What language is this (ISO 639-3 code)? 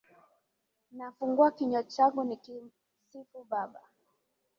swa